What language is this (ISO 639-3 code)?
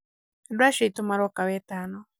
kik